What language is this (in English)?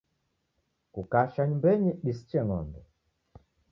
Taita